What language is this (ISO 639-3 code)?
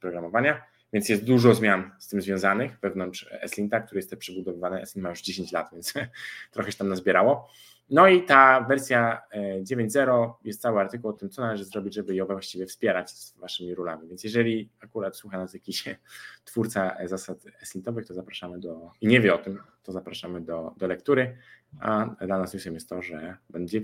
pol